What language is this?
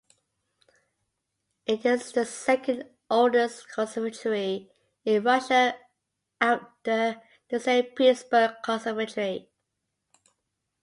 English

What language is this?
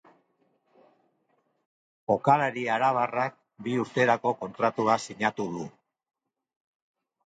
Basque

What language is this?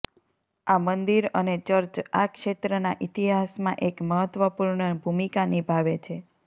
Gujarati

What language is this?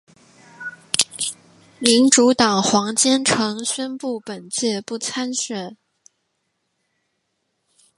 Chinese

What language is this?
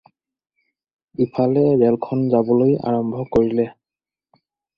Assamese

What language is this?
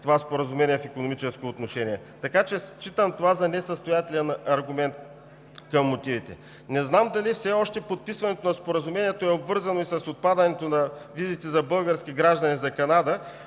Bulgarian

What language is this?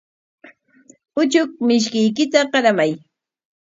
Corongo Ancash Quechua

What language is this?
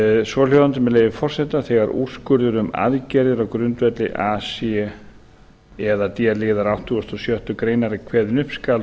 Icelandic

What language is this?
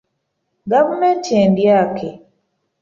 Ganda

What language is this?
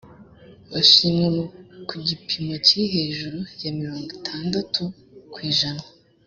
Kinyarwanda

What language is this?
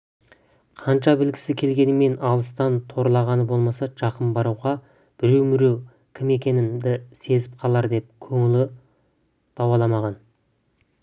Kazakh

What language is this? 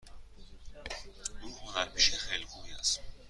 Persian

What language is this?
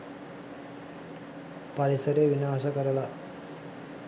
Sinhala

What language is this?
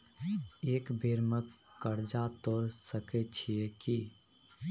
Maithili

